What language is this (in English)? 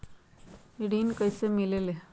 Magahi